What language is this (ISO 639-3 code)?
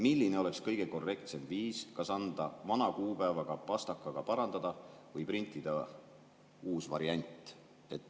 est